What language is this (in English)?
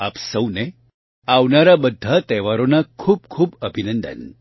Gujarati